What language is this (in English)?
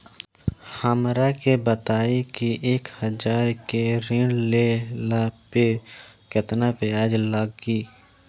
Bhojpuri